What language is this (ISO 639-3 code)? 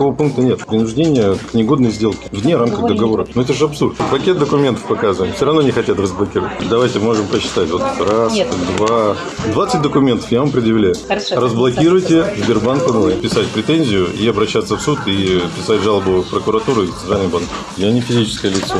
rus